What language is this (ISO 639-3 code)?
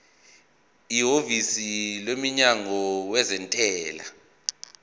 zul